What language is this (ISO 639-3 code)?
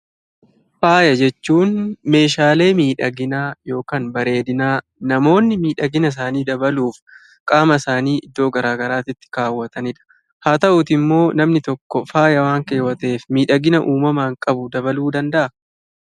orm